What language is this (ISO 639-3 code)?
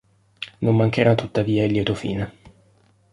ita